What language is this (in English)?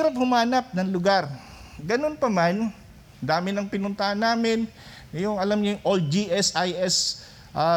Filipino